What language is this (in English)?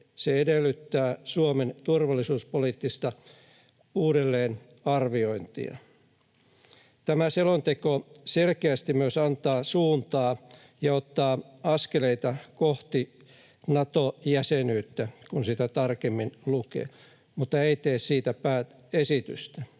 Finnish